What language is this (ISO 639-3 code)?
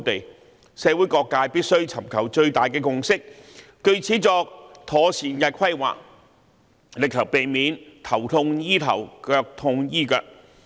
yue